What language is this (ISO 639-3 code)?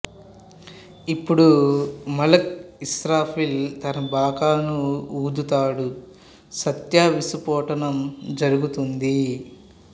tel